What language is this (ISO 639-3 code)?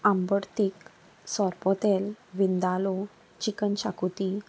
kok